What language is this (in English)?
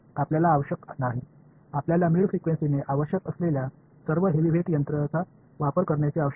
Marathi